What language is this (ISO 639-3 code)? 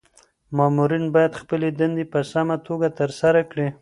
pus